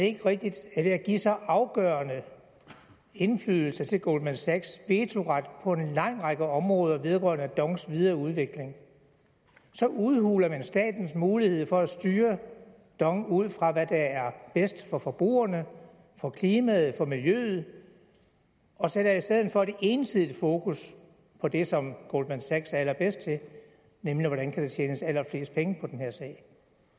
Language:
Danish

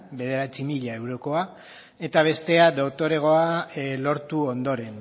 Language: Basque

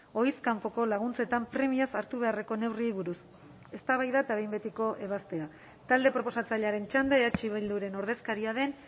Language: Basque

